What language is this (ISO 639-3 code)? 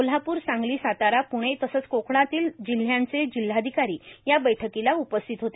mar